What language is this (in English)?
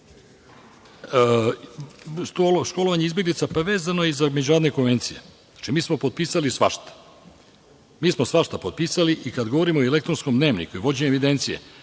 Serbian